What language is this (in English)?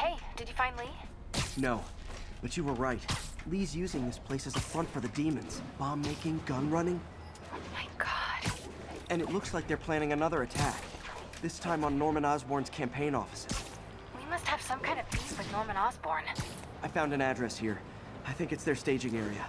English